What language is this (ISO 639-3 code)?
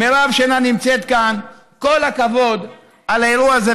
heb